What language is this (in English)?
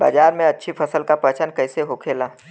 Bhojpuri